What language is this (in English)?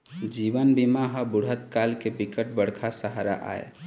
Chhattisgarhi